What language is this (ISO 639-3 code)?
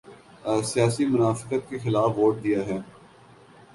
urd